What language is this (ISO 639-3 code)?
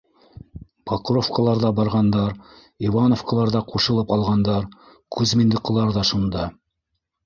bak